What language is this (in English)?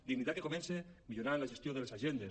Catalan